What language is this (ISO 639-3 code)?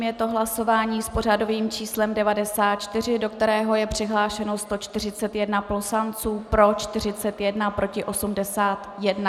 ces